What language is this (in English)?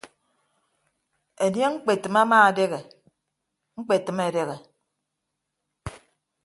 Ibibio